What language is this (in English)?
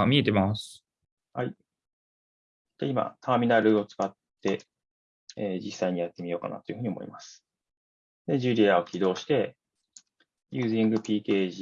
Japanese